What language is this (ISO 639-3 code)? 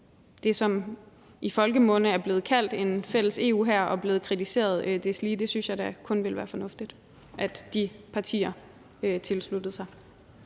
dan